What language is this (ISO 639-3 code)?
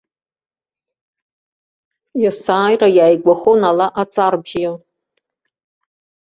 abk